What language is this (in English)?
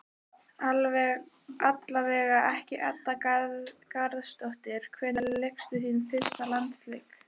Icelandic